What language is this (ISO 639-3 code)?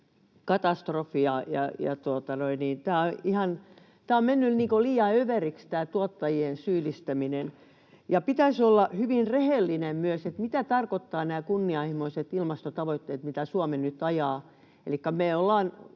fin